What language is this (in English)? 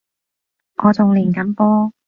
Cantonese